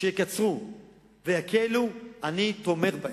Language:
Hebrew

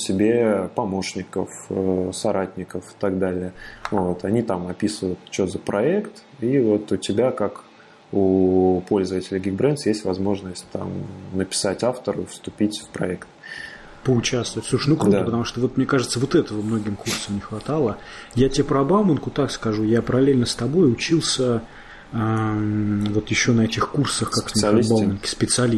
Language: Russian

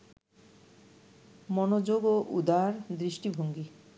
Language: Bangla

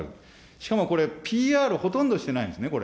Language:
Japanese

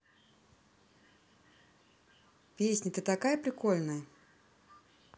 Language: Russian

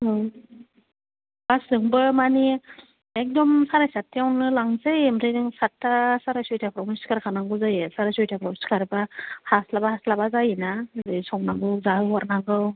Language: Bodo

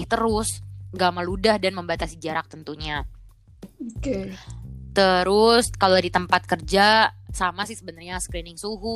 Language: Indonesian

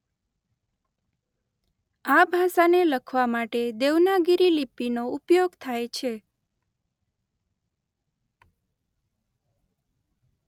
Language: Gujarati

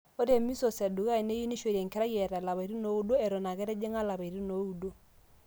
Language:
Masai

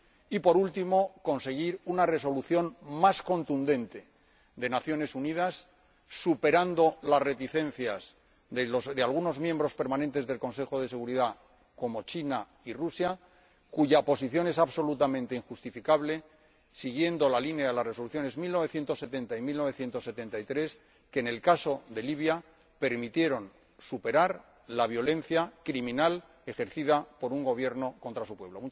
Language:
Spanish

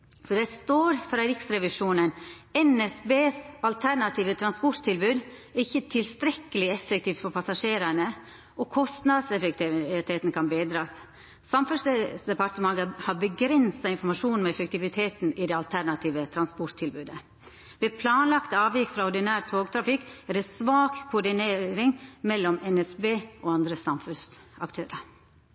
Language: Norwegian Nynorsk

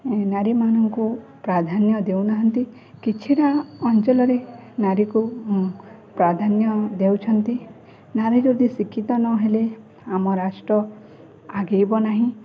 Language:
Odia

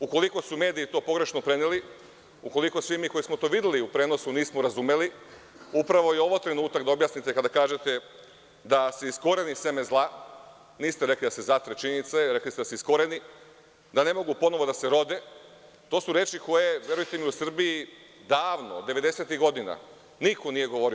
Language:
Serbian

